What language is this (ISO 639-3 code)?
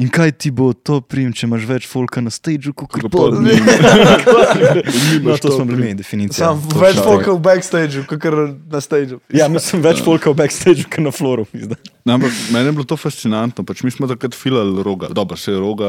slk